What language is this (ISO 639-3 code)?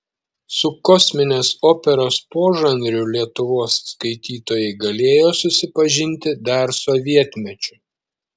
lit